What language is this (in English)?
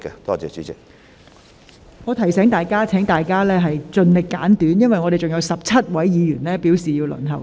Cantonese